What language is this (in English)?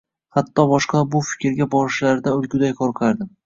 Uzbek